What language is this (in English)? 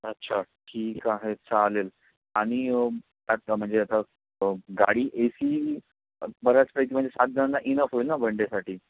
Marathi